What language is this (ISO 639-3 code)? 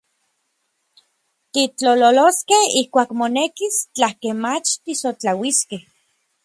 nlv